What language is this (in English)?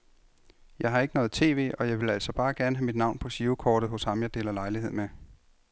Danish